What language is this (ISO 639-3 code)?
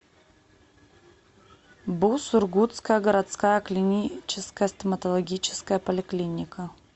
rus